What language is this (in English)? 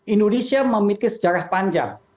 Indonesian